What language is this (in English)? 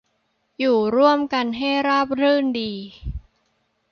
Thai